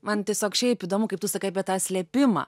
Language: Lithuanian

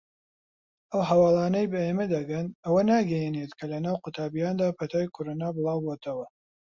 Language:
Central Kurdish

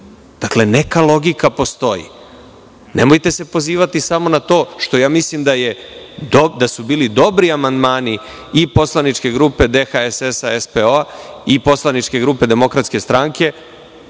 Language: Serbian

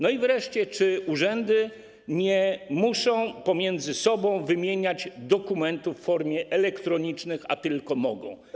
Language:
Polish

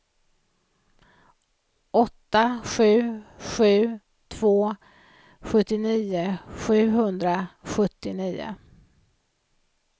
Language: Swedish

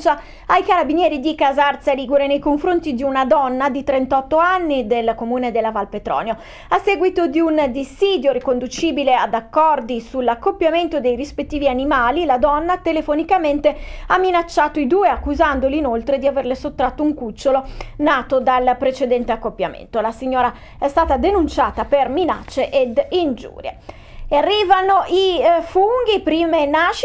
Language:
Italian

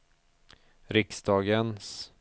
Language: Swedish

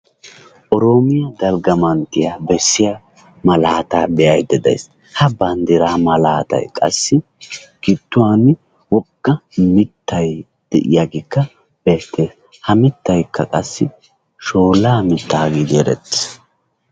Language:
Wolaytta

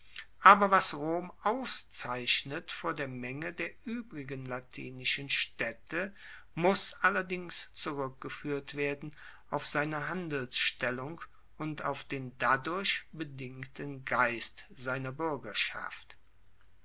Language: German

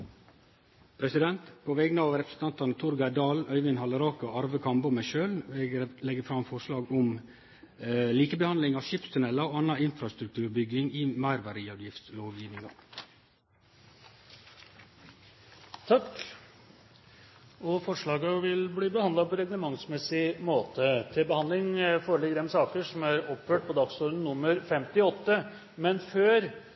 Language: Norwegian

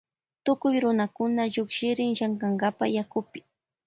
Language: Loja Highland Quichua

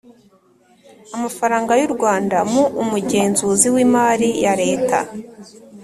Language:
Kinyarwanda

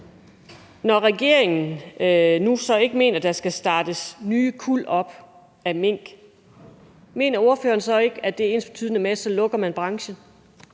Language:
Danish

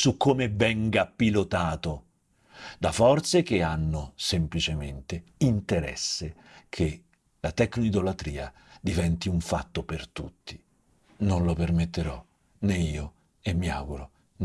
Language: Italian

